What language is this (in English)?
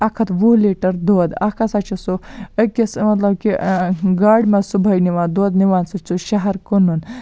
Kashmiri